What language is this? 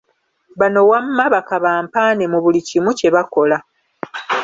Ganda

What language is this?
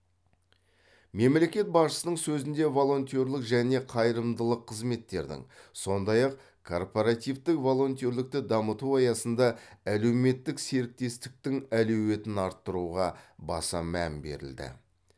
Kazakh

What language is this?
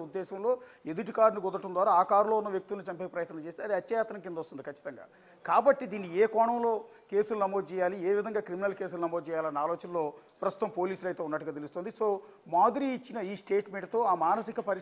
Telugu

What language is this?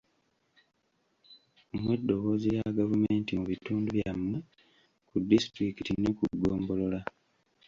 Ganda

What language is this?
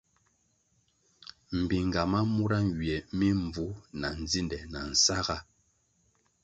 Kwasio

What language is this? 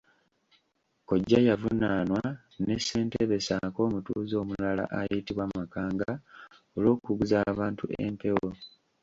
Ganda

